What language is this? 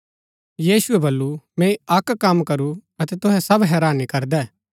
Gaddi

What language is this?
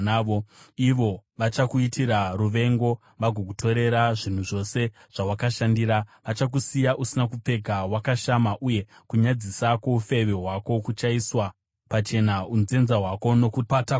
Shona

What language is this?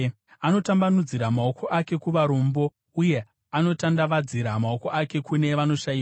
Shona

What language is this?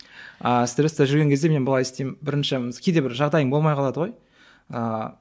Kazakh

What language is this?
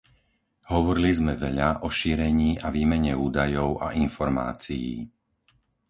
Slovak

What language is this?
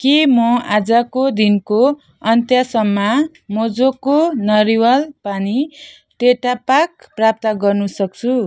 Nepali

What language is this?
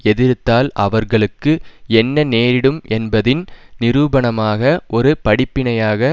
Tamil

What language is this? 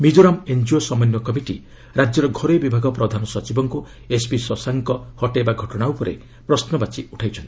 Odia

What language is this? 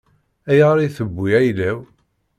Kabyle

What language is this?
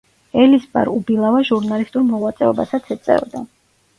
Georgian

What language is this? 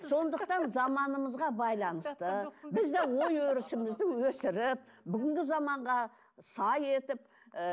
Kazakh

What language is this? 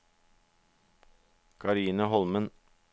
Norwegian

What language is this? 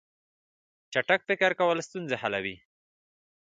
Pashto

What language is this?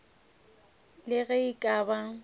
Northern Sotho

